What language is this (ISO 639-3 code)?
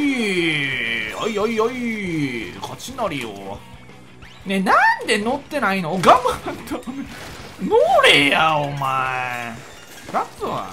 jpn